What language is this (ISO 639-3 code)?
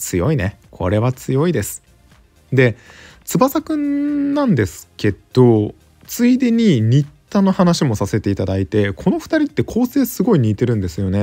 jpn